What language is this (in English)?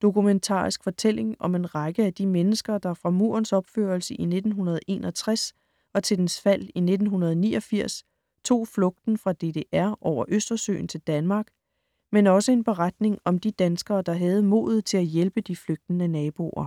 Danish